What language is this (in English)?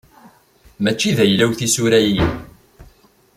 Kabyle